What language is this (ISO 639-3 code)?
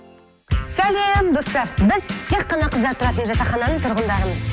kaz